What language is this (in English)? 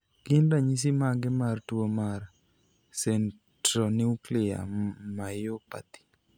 Luo (Kenya and Tanzania)